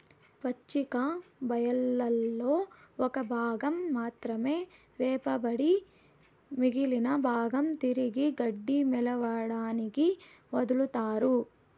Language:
Telugu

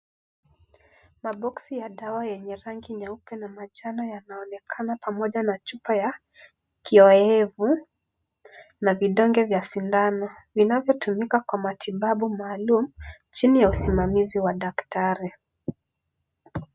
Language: Swahili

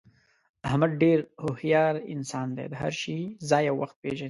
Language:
Pashto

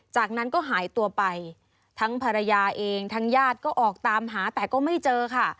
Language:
Thai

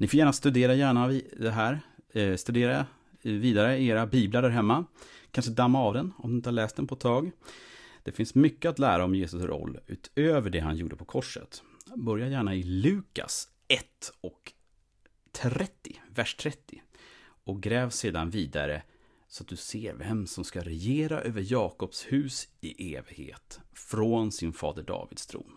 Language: Swedish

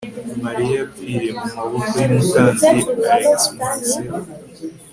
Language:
Kinyarwanda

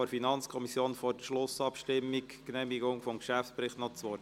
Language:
Swiss German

